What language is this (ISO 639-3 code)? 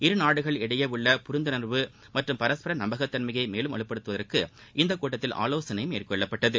tam